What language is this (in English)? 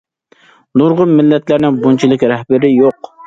Uyghur